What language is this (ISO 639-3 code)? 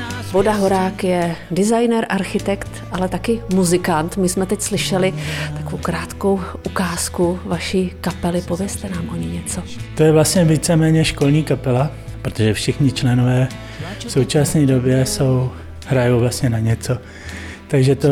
ces